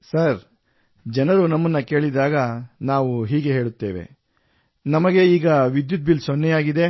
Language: Kannada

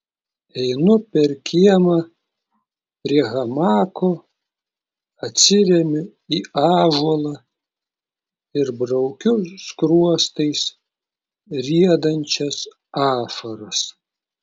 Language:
Lithuanian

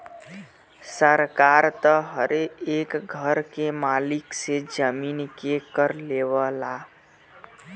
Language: Bhojpuri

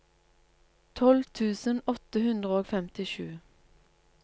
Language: Norwegian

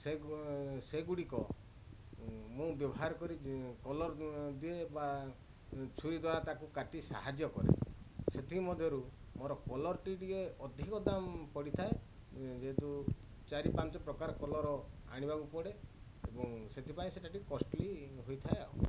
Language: Odia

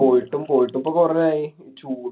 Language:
Malayalam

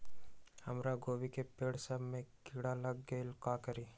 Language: Magahi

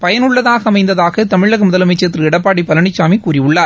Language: Tamil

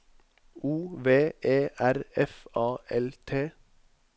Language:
Norwegian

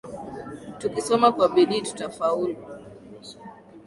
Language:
Swahili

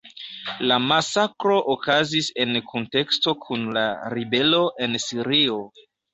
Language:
Esperanto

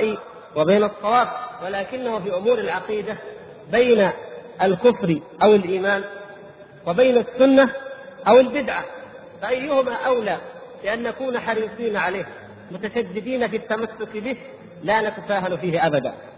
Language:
Arabic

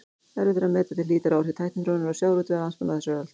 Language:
Icelandic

